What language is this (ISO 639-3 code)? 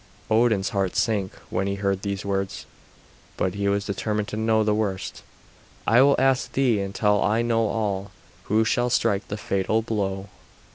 eng